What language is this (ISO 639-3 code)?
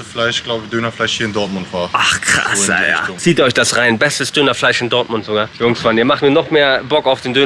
deu